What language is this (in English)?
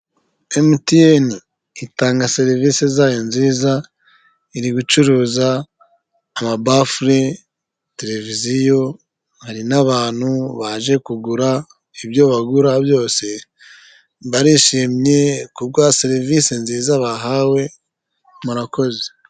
Kinyarwanda